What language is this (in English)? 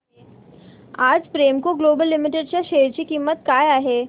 Marathi